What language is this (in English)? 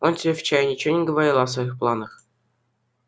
Russian